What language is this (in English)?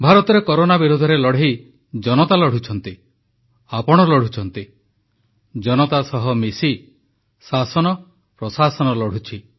Odia